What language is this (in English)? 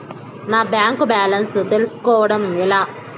Telugu